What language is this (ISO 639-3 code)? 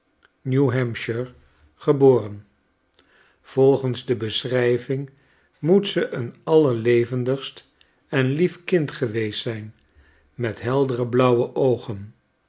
nld